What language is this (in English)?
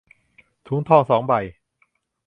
Thai